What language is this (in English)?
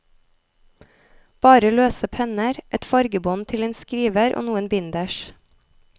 Norwegian